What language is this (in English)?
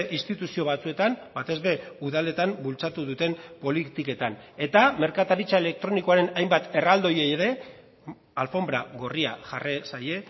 Basque